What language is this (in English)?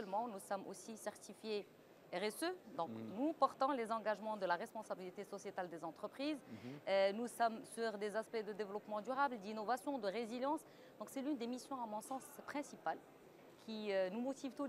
French